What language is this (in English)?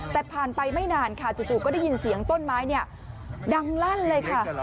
Thai